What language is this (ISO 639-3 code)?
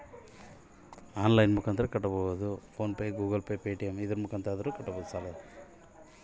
kan